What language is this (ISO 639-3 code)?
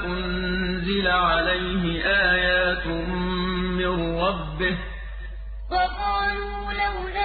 ara